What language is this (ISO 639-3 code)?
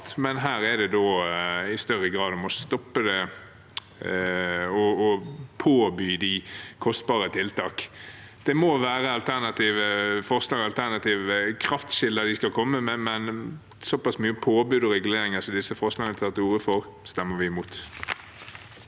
nor